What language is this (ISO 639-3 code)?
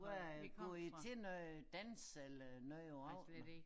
dan